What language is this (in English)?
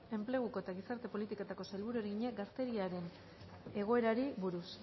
Basque